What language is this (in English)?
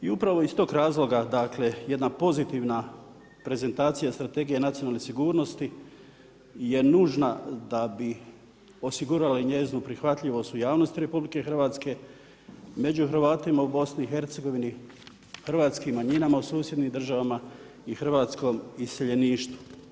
Croatian